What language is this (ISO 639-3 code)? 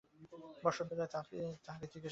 ben